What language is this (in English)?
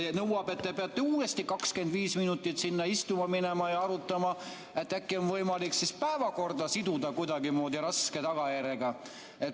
Estonian